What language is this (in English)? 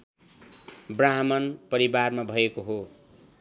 Nepali